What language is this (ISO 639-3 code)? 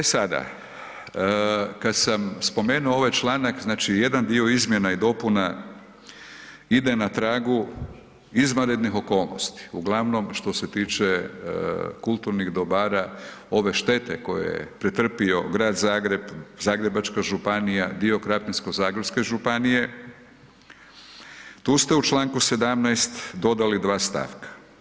hrv